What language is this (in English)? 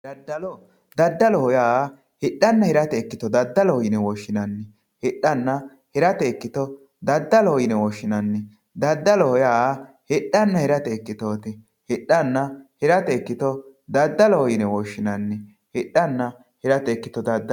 Sidamo